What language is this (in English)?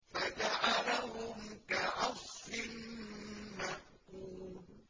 Arabic